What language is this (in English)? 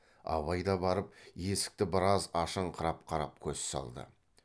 Kazakh